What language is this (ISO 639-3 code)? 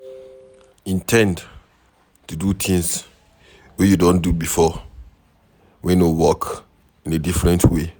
pcm